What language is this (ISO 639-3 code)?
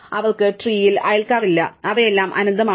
mal